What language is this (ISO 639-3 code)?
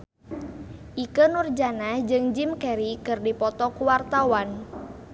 sun